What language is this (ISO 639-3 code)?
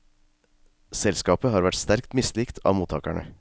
nor